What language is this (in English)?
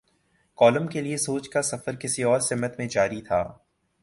Urdu